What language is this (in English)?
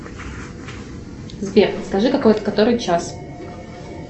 Russian